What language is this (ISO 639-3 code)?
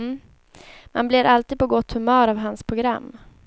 swe